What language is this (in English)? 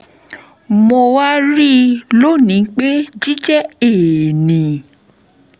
Yoruba